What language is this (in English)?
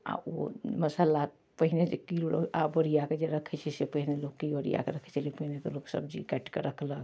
Maithili